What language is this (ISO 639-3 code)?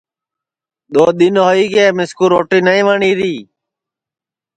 ssi